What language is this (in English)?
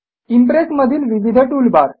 Marathi